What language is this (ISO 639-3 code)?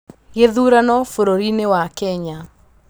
kik